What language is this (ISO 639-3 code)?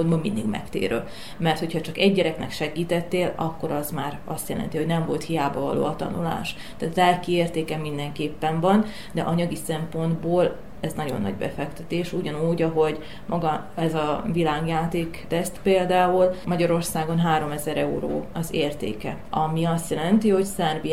hun